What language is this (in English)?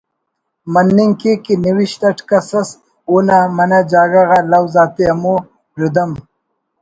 Brahui